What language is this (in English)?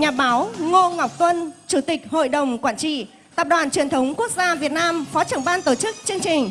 Vietnamese